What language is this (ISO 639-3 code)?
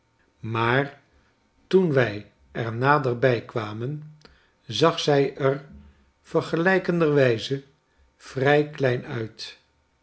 nld